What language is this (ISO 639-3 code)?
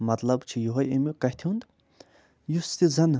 kas